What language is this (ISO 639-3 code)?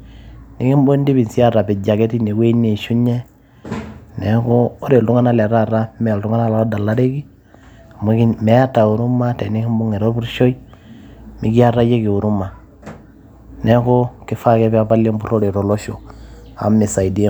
mas